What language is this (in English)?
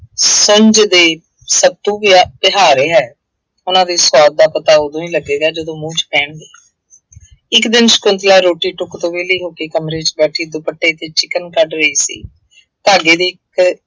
Punjabi